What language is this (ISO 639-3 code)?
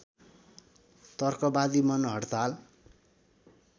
nep